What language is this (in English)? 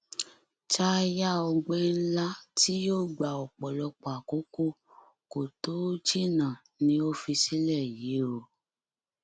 Yoruba